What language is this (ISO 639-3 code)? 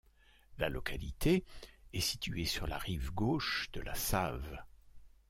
fra